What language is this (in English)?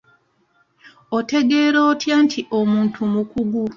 Ganda